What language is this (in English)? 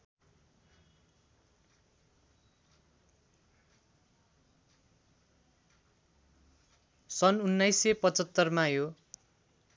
Nepali